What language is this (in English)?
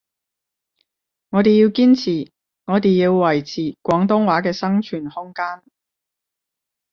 Cantonese